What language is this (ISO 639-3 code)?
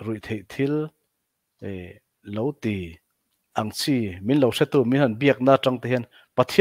tha